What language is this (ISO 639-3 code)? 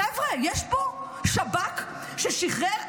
heb